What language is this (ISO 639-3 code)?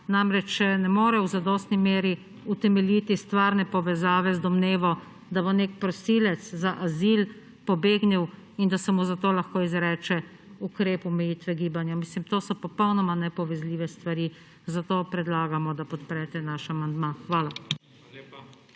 slv